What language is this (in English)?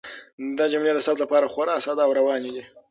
Pashto